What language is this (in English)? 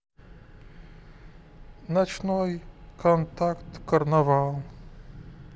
Russian